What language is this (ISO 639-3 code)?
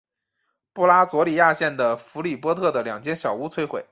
zho